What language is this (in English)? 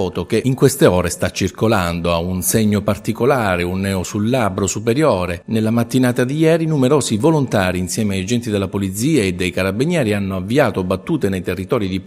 Italian